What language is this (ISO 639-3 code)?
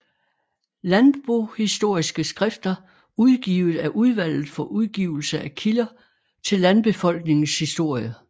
dan